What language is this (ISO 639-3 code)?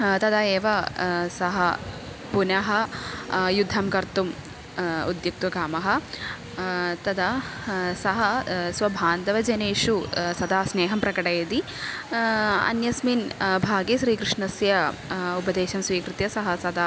san